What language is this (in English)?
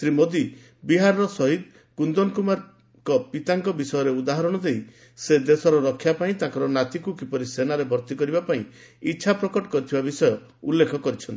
Odia